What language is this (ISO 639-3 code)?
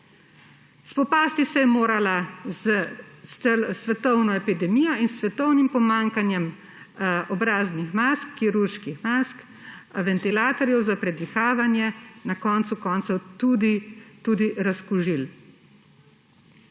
slv